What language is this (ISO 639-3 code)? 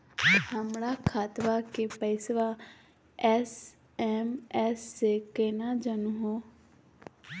mag